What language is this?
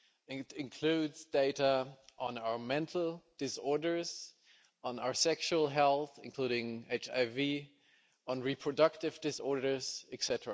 English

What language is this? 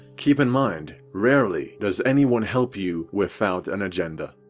English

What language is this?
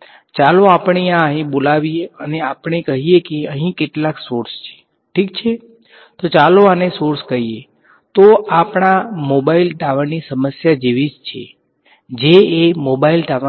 Gujarati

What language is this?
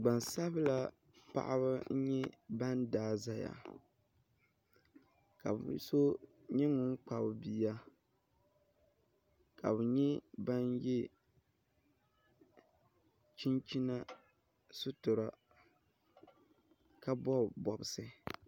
Dagbani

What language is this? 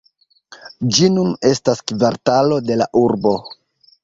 Esperanto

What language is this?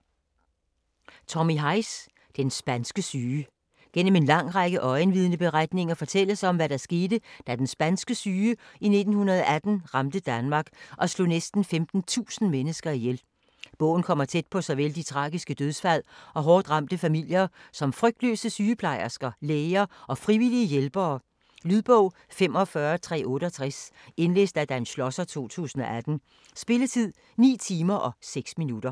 Danish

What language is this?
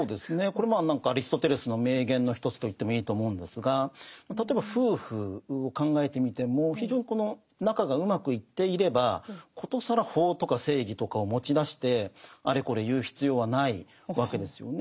Japanese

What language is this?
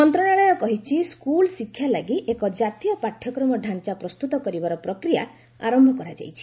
Odia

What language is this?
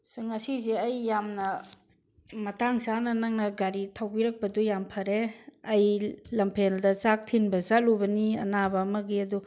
Manipuri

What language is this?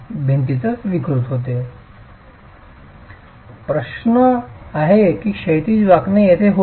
Marathi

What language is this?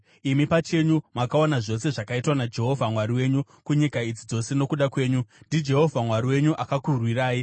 Shona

